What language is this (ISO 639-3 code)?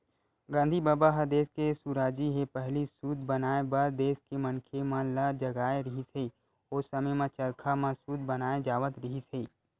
hne